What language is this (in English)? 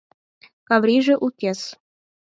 Mari